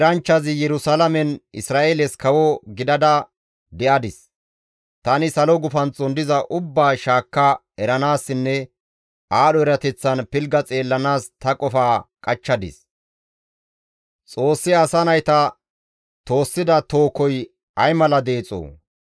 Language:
Gamo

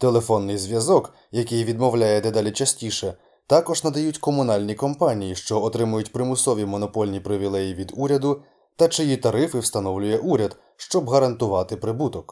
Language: Ukrainian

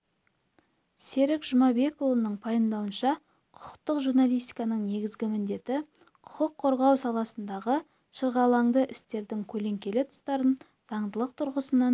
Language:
Kazakh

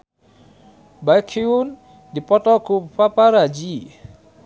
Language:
Sundanese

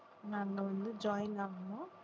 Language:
Tamil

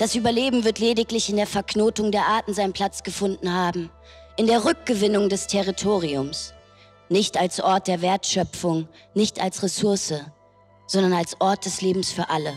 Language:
German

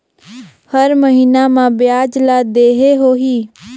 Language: Chhattisgarhi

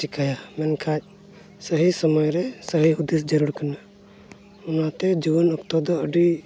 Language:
Santali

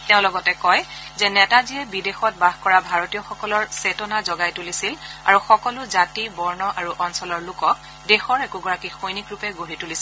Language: Assamese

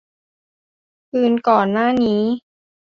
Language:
Thai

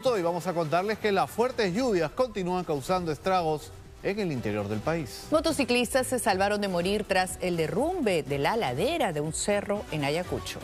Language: Spanish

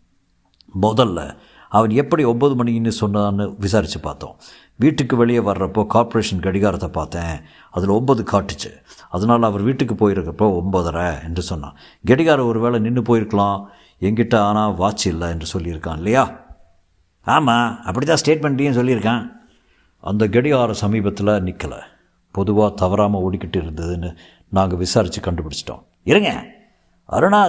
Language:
Tamil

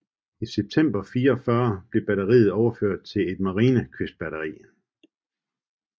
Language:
Danish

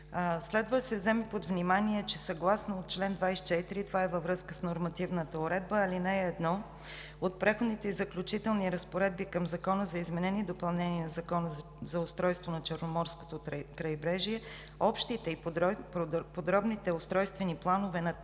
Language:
Bulgarian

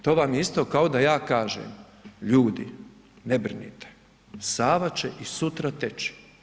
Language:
Croatian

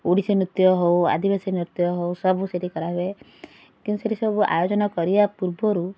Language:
Odia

